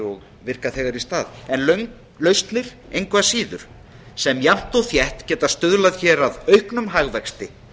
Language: Icelandic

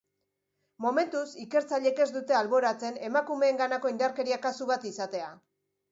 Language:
Basque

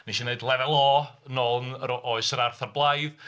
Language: Welsh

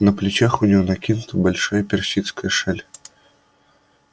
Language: Russian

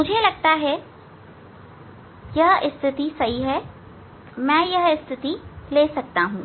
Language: Hindi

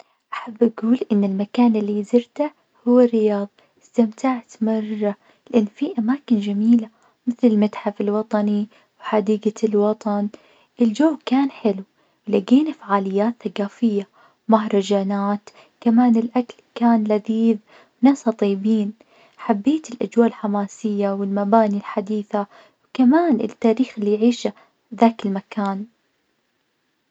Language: Najdi Arabic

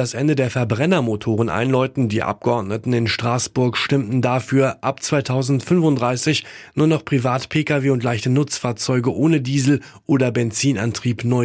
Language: German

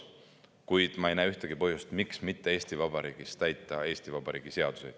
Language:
Estonian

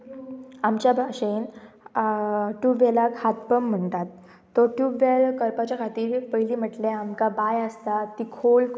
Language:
Konkani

